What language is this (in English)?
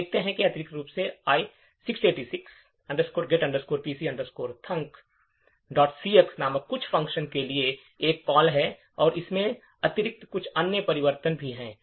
Hindi